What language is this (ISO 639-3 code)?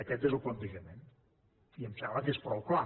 cat